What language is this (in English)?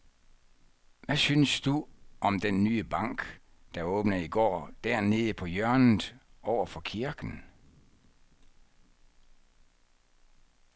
Danish